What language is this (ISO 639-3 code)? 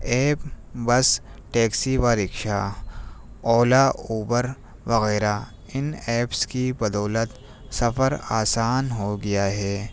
urd